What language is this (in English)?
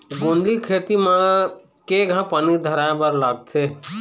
Chhattisgarhi